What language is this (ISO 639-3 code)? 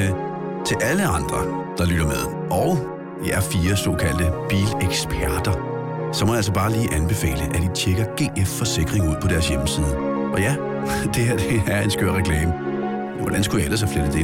dan